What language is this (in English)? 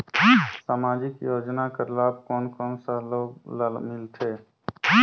Chhattisgarhi